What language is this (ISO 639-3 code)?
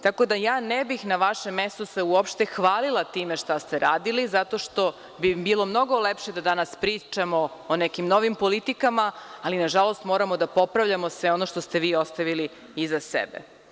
srp